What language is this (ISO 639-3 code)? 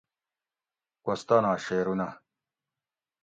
gwc